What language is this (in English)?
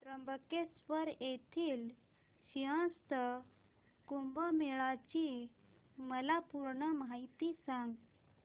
Marathi